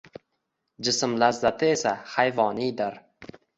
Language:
Uzbek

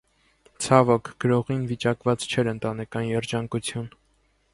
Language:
Armenian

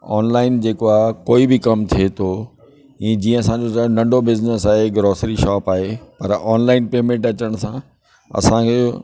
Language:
Sindhi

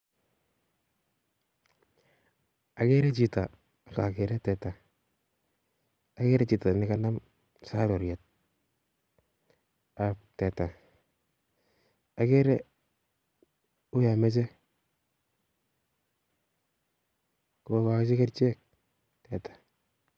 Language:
Kalenjin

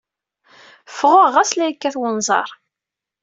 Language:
Kabyle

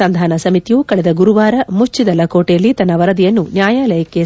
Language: Kannada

